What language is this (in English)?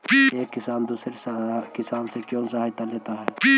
Magahi